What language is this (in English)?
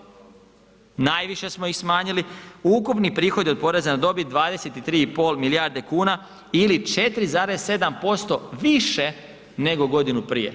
Croatian